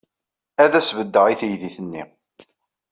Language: Kabyle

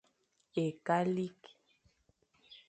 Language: Fang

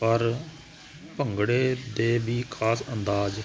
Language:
Punjabi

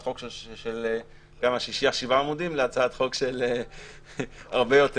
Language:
Hebrew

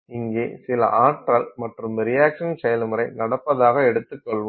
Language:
Tamil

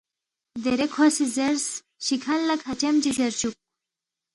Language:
Balti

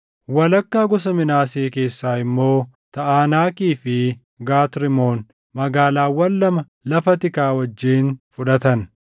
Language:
Oromo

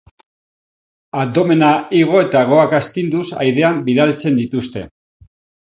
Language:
Basque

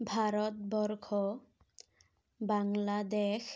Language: Assamese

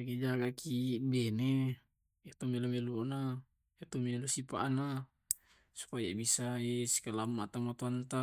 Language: Tae'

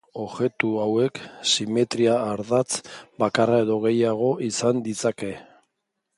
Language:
Basque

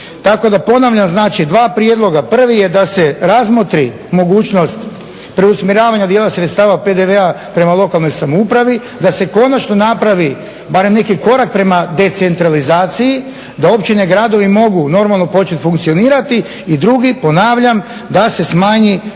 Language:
Croatian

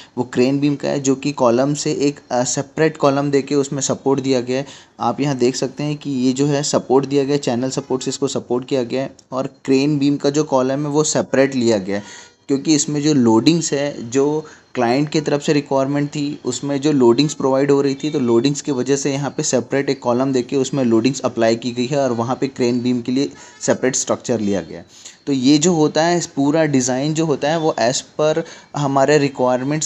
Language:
Hindi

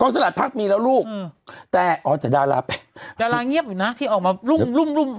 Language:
Thai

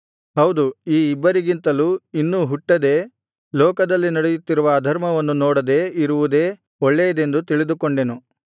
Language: Kannada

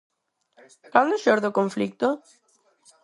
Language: Galician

